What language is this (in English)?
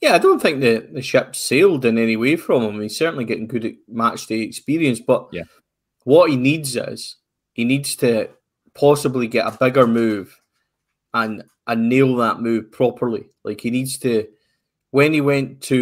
English